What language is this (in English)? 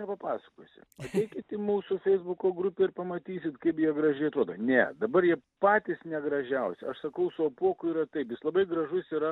Lithuanian